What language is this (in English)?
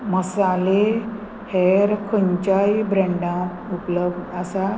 Konkani